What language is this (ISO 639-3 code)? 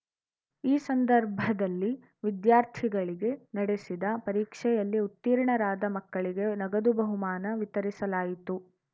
kan